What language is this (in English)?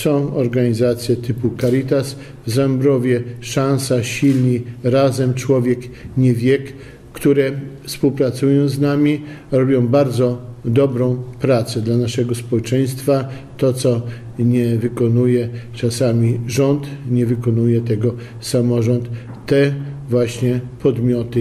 Polish